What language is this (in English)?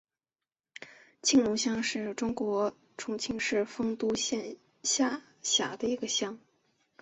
Chinese